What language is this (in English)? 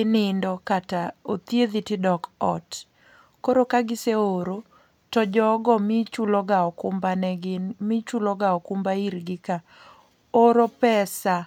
Luo (Kenya and Tanzania)